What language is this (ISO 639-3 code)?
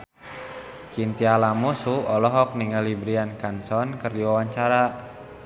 sun